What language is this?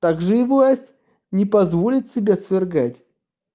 Russian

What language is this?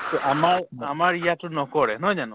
Assamese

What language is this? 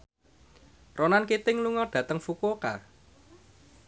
Javanese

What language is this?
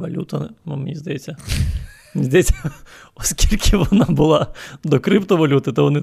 Ukrainian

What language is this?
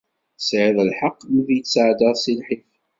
Kabyle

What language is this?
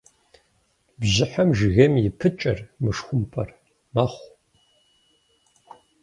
Kabardian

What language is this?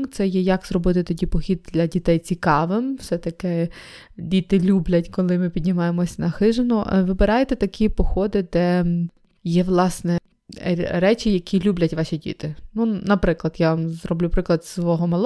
Ukrainian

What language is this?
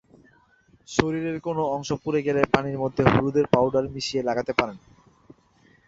Bangla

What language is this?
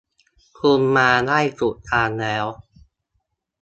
Thai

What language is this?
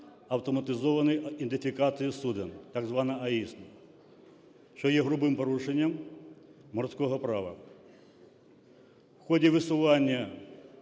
Ukrainian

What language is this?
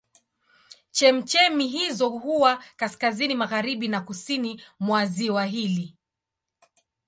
Swahili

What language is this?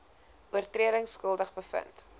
Afrikaans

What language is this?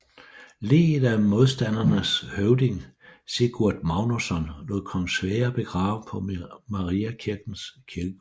Danish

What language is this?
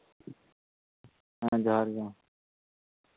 Santali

